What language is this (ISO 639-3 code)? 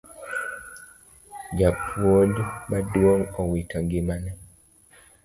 luo